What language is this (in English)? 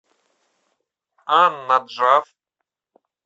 Russian